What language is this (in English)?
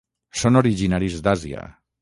Catalan